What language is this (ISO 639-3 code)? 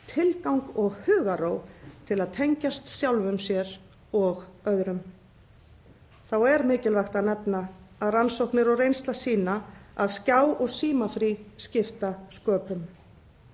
isl